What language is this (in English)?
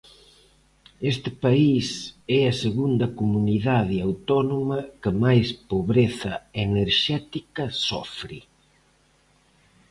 Galician